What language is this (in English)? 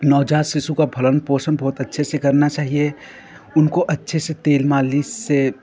Hindi